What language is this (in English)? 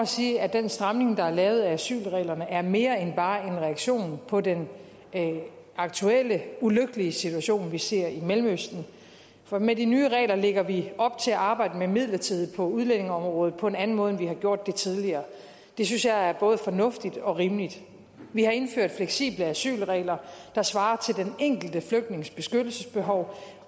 Danish